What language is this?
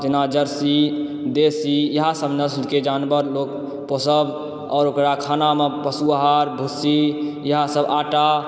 Maithili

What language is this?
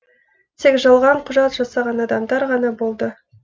Kazakh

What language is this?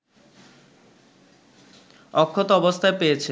Bangla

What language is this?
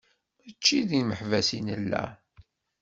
Kabyle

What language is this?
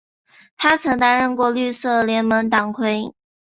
Chinese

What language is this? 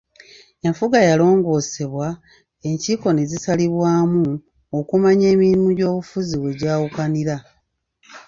Ganda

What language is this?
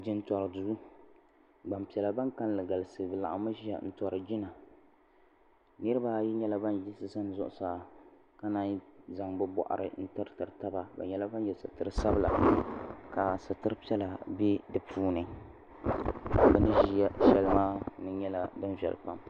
Dagbani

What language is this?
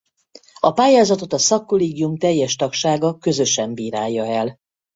Hungarian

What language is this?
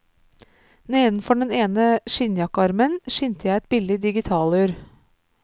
Norwegian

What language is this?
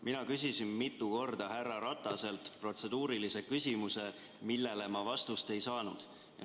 Estonian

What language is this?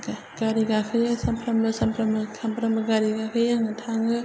Bodo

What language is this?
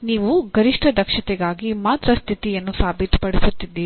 Kannada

